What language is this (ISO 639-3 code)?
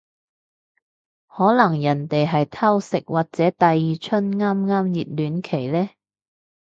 yue